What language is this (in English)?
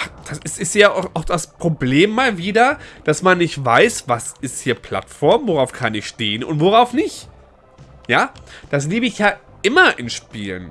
German